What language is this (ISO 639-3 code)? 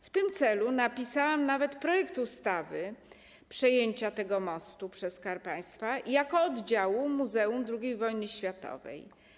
pol